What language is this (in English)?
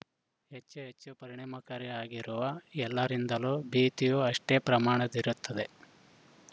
Kannada